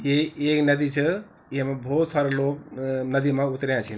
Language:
Garhwali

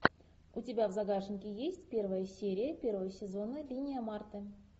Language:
Russian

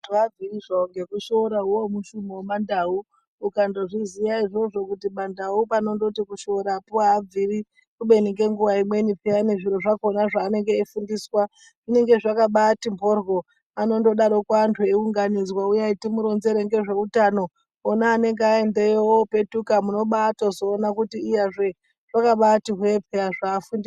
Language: Ndau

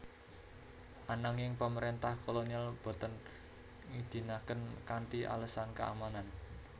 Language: Javanese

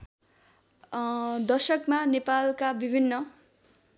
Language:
Nepali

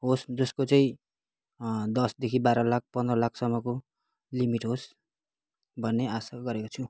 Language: Nepali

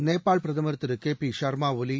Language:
Tamil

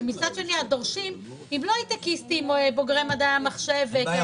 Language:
Hebrew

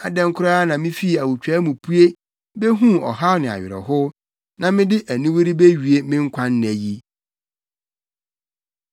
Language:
Akan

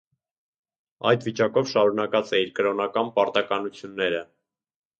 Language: Armenian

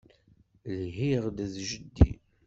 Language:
Kabyle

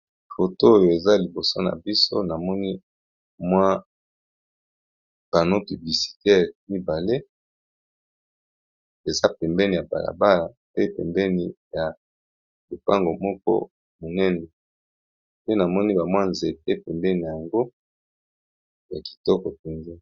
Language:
Lingala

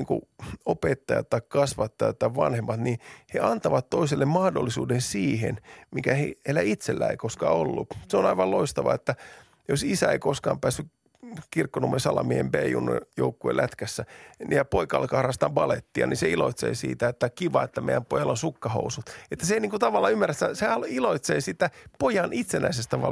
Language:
Finnish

